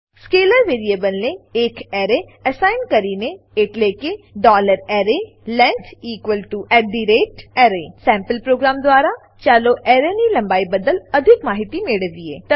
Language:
Gujarati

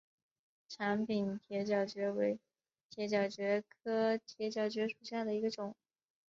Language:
Chinese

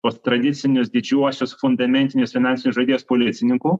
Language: Lithuanian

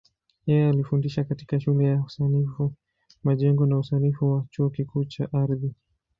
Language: Swahili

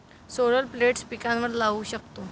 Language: Marathi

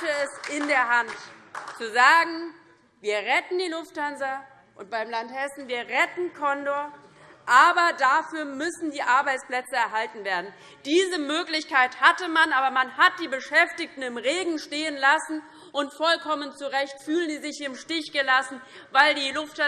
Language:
German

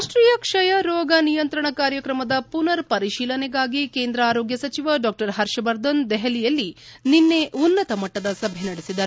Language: Kannada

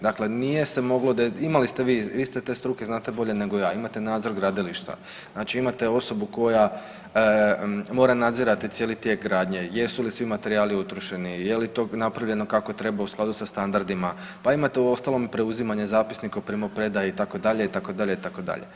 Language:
Croatian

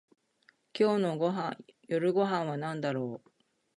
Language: Japanese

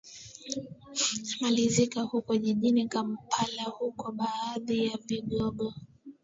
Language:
Swahili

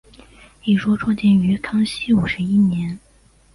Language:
Chinese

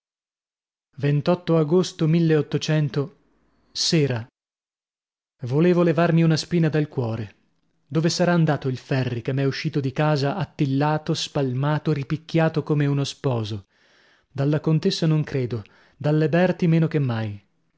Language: Italian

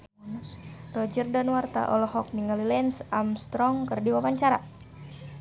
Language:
Sundanese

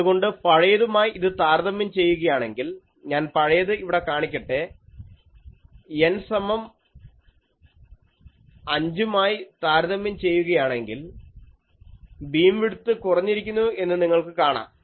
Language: Malayalam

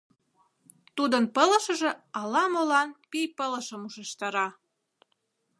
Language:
Mari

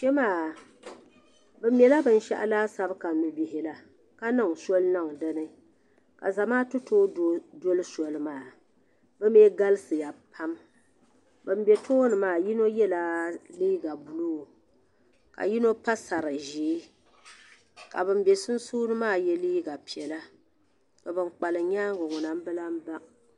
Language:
Dagbani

